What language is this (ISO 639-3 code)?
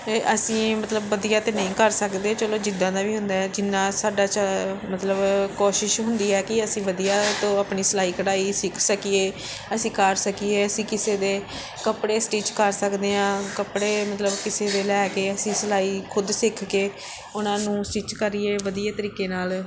pan